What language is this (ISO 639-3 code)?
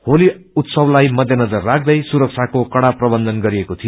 nep